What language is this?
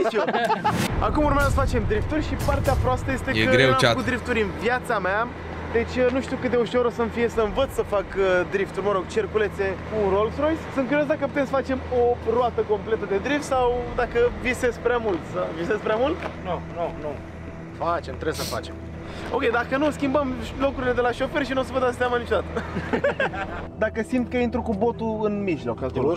Romanian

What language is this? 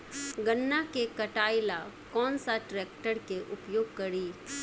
Bhojpuri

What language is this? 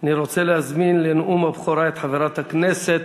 Hebrew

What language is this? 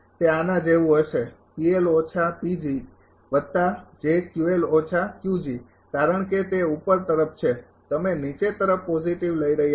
Gujarati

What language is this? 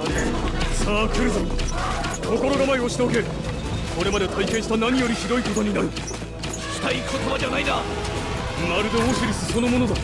Japanese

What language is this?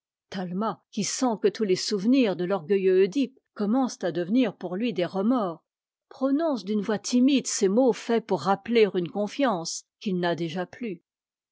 French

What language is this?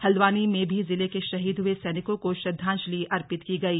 Hindi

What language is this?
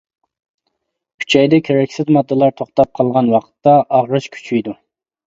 Uyghur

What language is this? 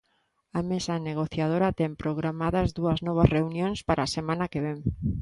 Galician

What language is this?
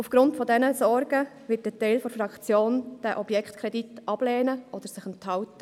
Swiss German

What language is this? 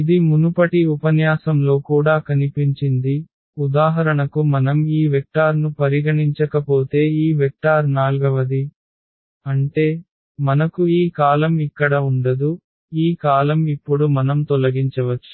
Telugu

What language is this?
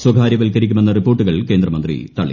Malayalam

